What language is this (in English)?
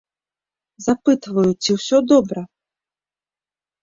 Belarusian